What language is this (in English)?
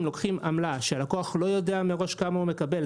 Hebrew